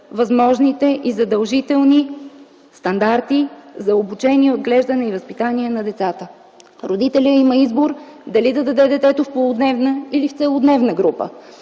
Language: Bulgarian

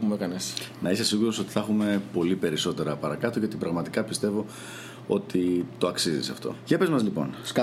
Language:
Greek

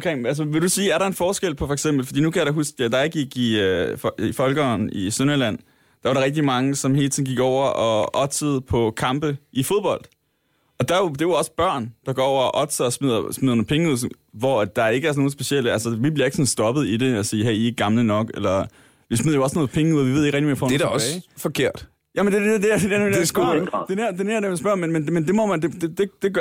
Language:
Danish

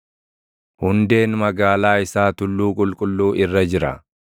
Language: Oromo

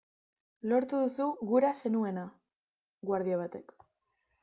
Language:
Basque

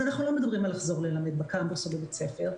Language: Hebrew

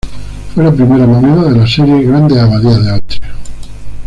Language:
Spanish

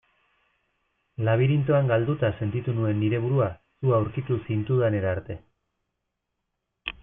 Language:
Basque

